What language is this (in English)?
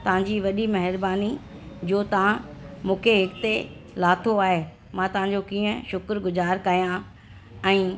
Sindhi